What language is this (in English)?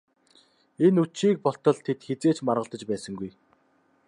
Mongolian